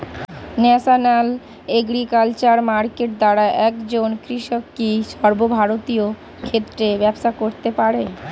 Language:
Bangla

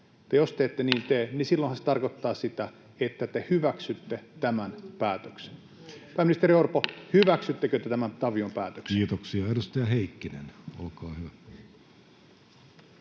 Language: Finnish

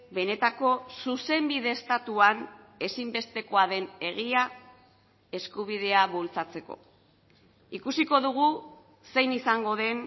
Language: Basque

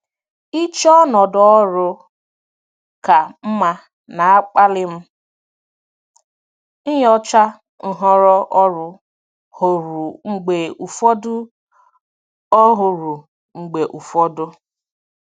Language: Igbo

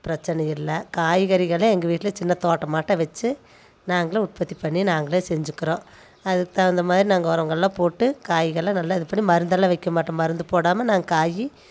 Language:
Tamil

